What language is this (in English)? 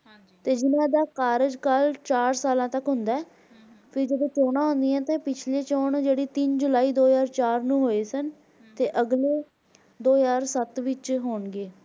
Punjabi